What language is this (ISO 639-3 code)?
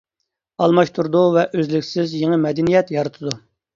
uig